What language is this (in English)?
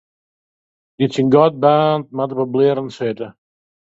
Western Frisian